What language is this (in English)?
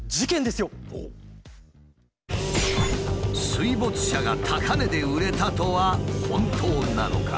Japanese